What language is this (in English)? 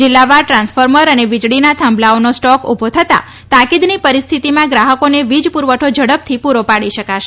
Gujarati